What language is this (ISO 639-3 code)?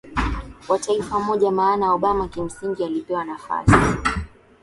swa